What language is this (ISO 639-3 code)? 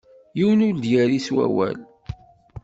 kab